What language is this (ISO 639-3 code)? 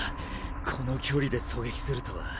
jpn